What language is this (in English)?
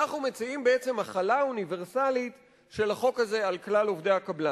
Hebrew